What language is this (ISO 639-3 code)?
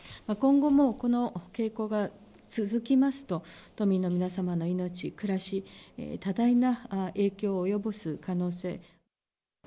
jpn